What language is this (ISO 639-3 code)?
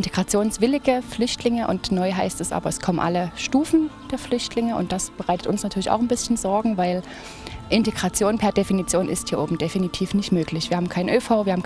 deu